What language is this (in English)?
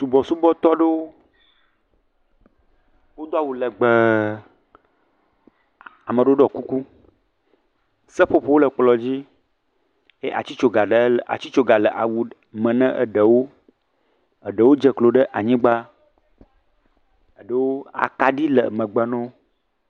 Ewe